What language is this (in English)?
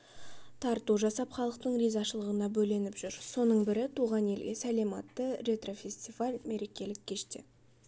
Kazakh